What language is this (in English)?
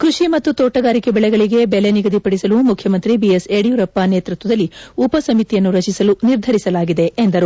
Kannada